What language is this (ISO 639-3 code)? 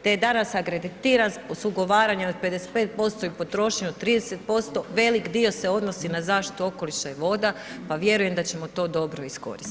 hrv